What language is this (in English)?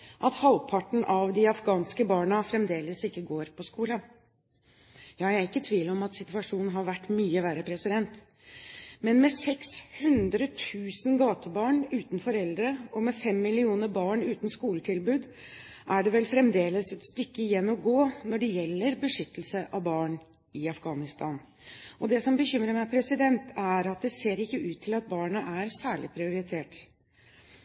Norwegian Bokmål